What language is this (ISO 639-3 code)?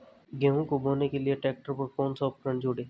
hin